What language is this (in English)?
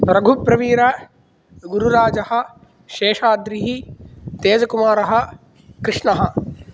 Sanskrit